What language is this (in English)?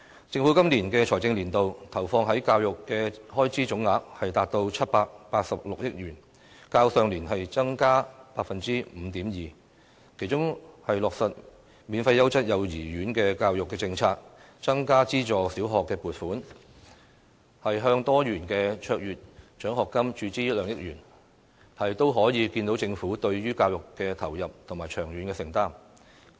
Cantonese